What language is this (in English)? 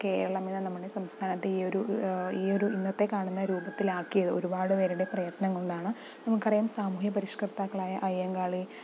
Malayalam